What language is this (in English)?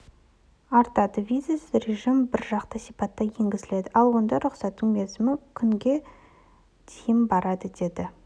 Kazakh